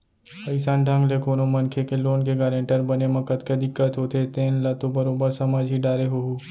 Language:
Chhattisgarhi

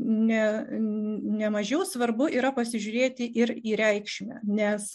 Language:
Lithuanian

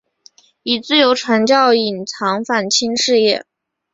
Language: Chinese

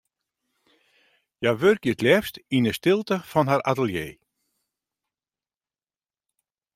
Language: Western Frisian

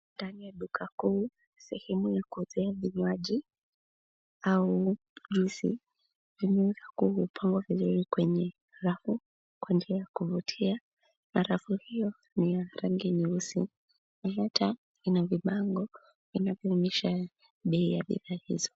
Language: Swahili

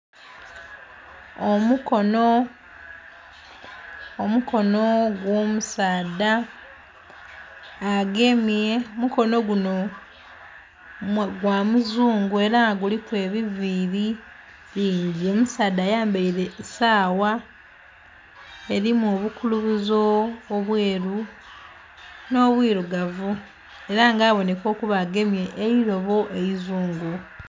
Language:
Soga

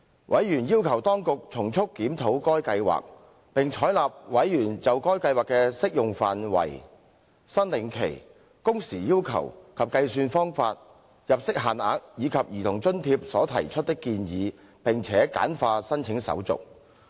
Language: Cantonese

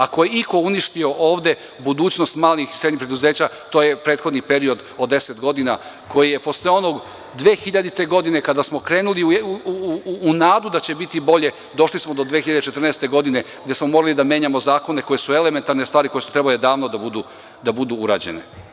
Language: Serbian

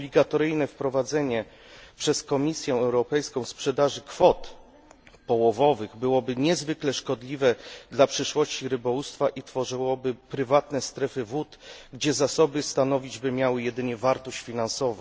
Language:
Polish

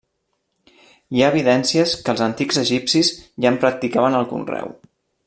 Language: Catalan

